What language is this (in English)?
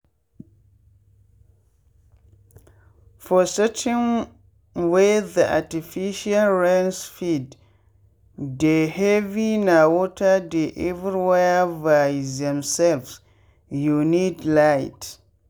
Nigerian Pidgin